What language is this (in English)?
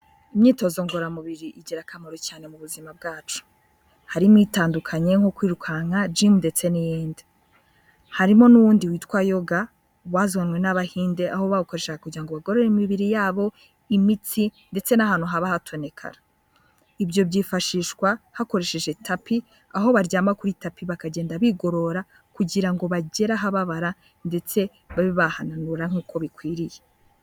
Kinyarwanda